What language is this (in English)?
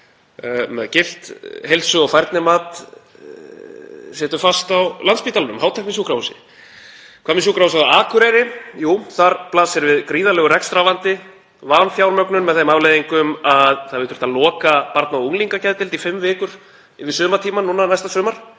Icelandic